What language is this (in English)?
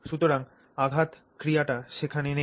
Bangla